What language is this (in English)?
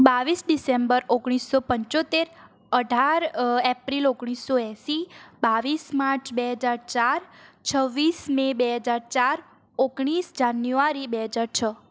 Gujarati